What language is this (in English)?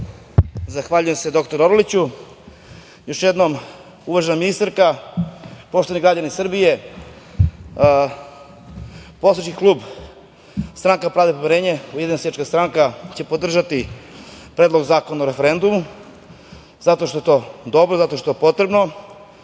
Serbian